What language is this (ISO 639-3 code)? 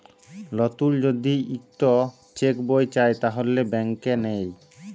ben